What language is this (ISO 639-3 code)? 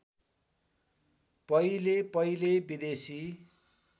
nep